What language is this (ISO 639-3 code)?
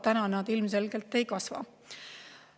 est